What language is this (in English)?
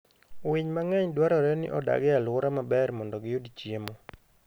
Luo (Kenya and Tanzania)